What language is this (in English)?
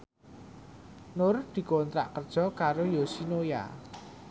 Javanese